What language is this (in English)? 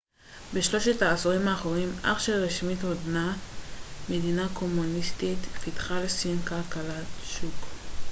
Hebrew